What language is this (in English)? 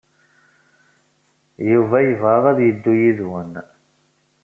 Kabyle